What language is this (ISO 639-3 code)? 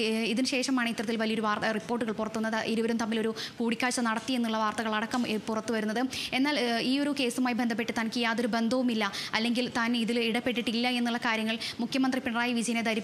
ron